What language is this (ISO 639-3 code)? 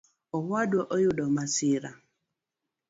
luo